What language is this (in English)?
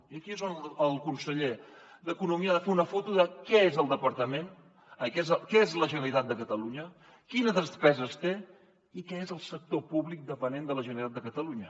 Catalan